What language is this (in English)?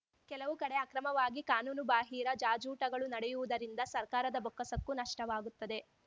Kannada